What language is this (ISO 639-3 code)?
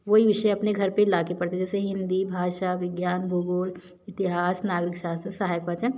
hin